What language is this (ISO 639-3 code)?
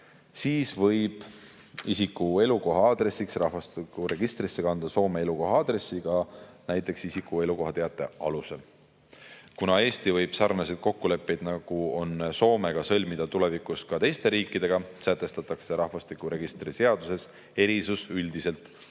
est